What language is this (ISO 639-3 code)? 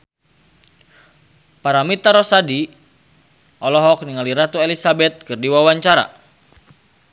sun